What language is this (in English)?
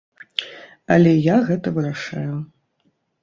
Belarusian